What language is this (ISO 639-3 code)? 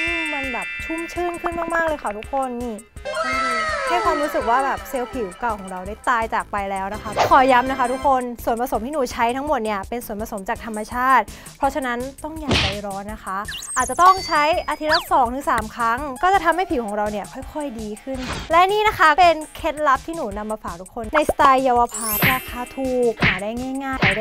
tha